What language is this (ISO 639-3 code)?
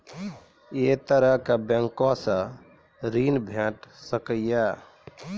mai